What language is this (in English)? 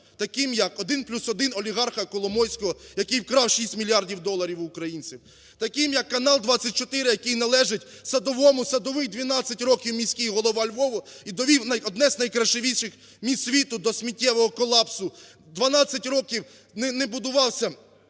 Ukrainian